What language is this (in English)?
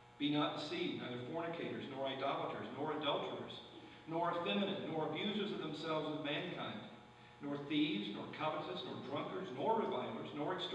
English